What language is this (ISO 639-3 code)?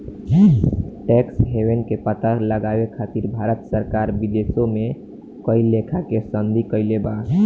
bho